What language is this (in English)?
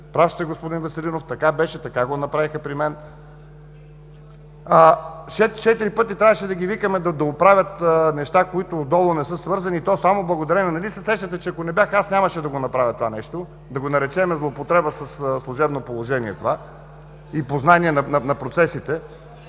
Bulgarian